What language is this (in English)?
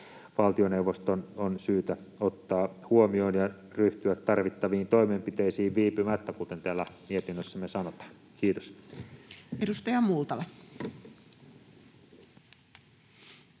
Finnish